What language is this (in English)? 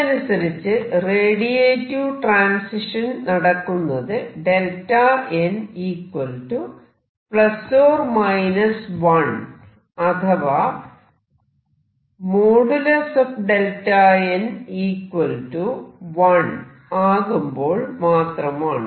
Malayalam